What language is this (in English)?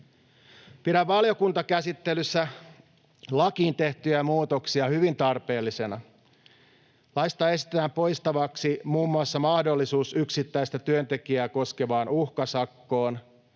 Finnish